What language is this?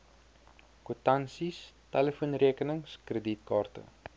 Afrikaans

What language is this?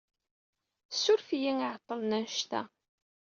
Kabyle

